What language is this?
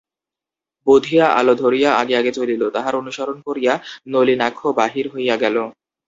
Bangla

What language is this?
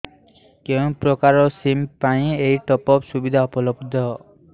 Odia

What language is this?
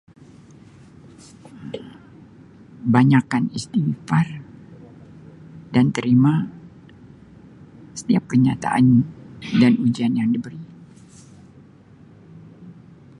Sabah Malay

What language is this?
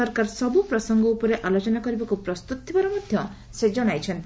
Odia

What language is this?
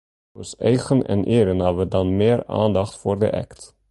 Western Frisian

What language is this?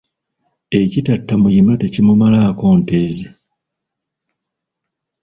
Ganda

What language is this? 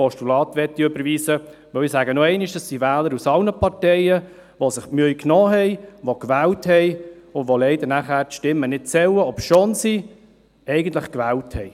Swiss German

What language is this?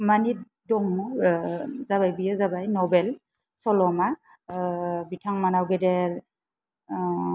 Bodo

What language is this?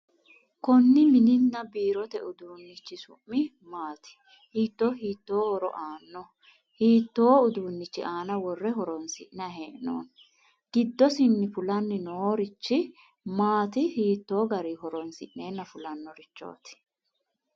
Sidamo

